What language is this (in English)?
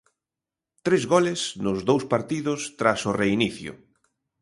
Galician